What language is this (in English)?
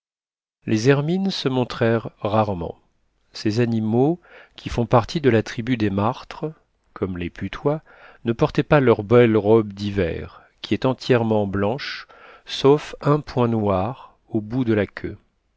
French